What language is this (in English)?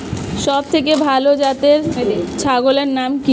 Bangla